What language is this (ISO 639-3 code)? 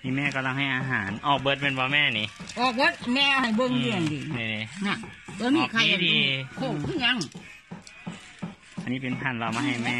tha